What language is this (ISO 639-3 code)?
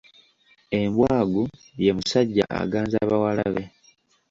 lug